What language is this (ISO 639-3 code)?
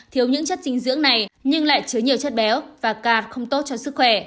vie